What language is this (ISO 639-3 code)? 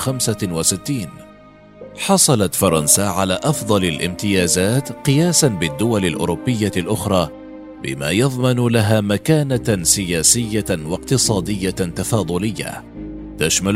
ara